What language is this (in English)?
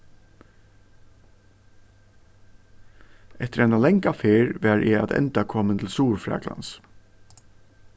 Faroese